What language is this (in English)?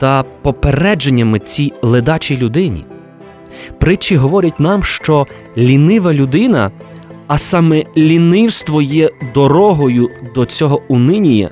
Ukrainian